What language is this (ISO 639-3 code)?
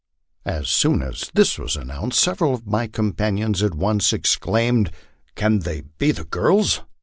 eng